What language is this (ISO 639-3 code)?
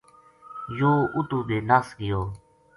gju